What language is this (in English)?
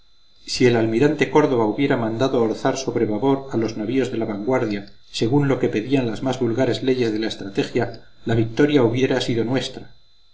Spanish